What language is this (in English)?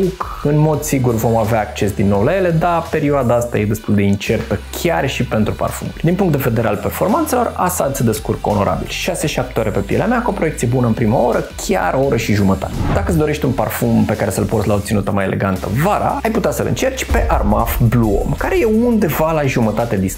Romanian